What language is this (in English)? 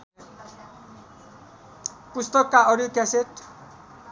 Nepali